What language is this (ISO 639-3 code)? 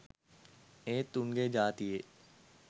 sin